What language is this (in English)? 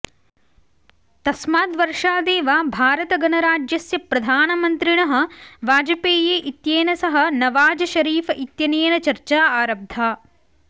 Sanskrit